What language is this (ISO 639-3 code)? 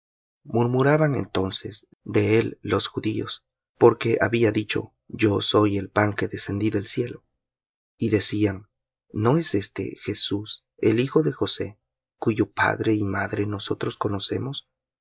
spa